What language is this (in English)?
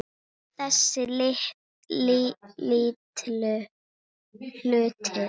Icelandic